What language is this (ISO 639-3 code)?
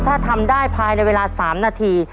tha